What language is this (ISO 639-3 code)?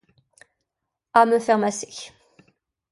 fra